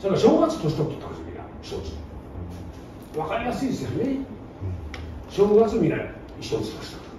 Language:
Japanese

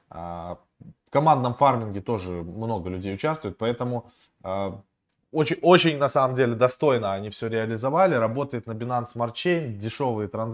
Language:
Russian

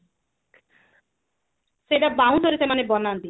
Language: Odia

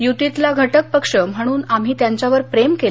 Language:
Marathi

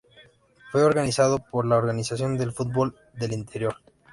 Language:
Spanish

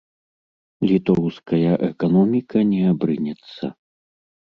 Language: Belarusian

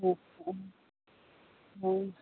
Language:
Assamese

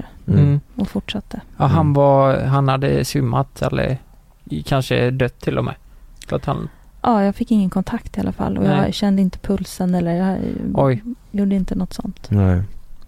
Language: Swedish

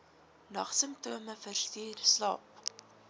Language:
Afrikaans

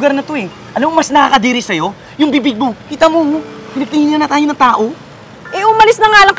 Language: Filipino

